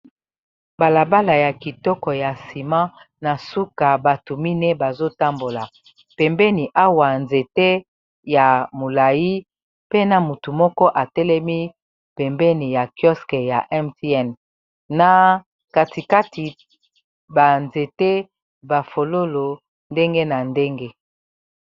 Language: Lingala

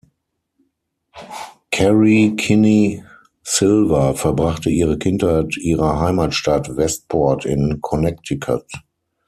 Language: German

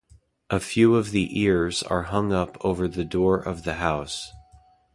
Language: English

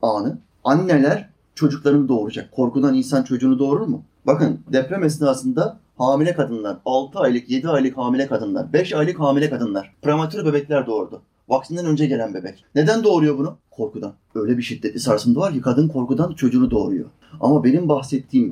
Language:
Turkish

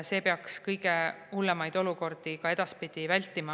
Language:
Estonian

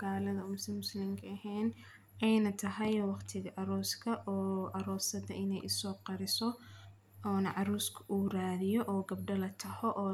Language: Somali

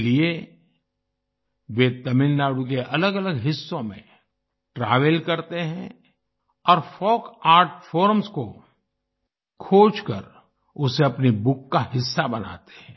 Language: Hindi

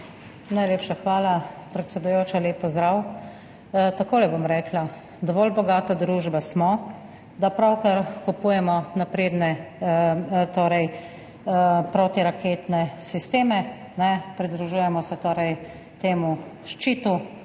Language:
Slovenian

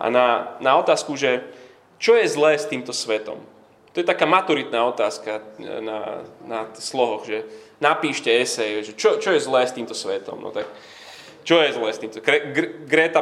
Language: Slovak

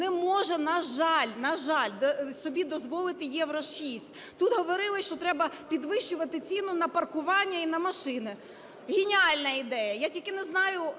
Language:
Ukrainian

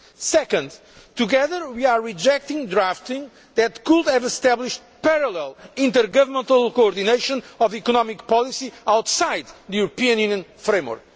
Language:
English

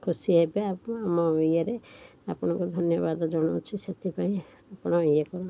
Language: Odia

